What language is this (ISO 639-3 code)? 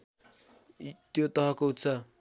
nep